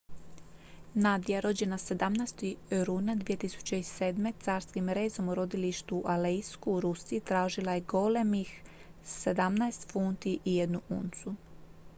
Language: Croatian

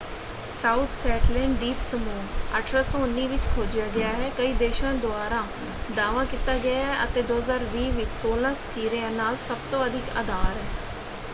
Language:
Punjabi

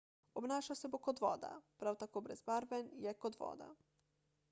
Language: Slovenian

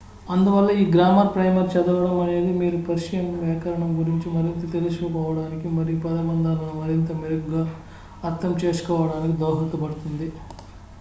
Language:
Telugu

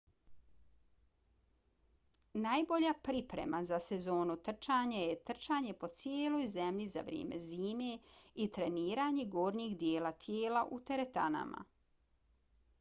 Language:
Bosnian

